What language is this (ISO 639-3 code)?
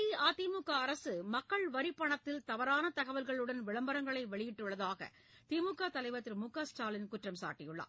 tam